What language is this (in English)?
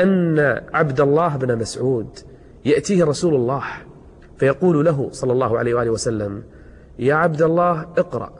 Arabic